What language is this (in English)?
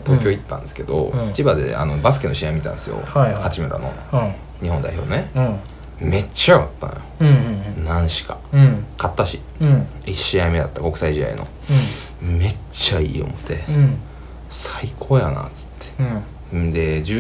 Japanese